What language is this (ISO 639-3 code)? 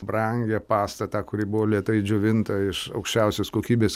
lit